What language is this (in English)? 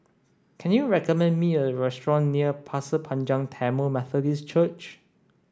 English